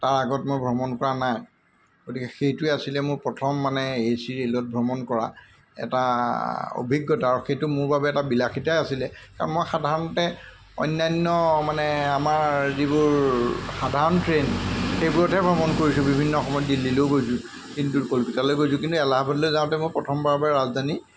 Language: Assamese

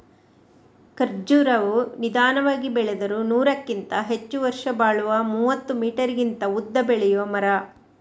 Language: Kannada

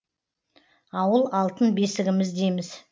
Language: Kazakh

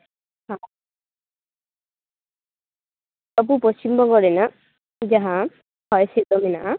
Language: Santali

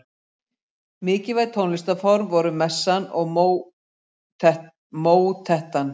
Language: Icelandic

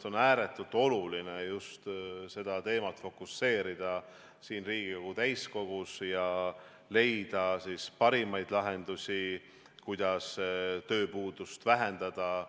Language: Estonian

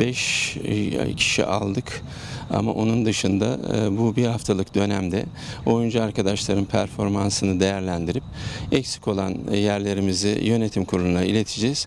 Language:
Turkish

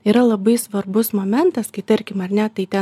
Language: Lithuanian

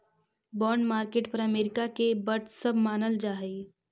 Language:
Magahi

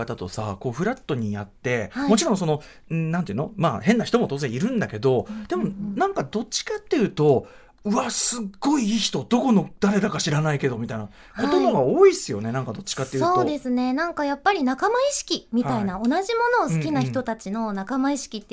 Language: Japanese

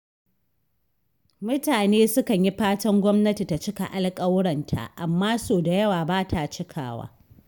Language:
Hausa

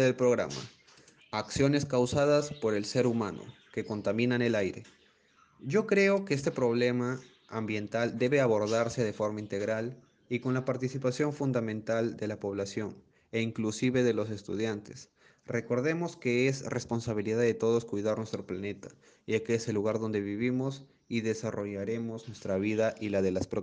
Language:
Spanish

